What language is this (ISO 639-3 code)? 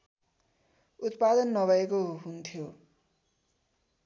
nep